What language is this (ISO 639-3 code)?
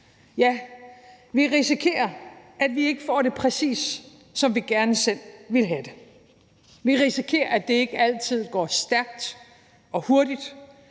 dan